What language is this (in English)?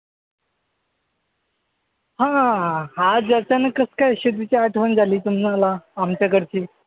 Marathi